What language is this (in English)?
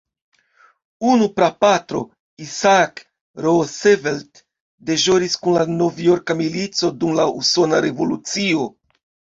Esperanto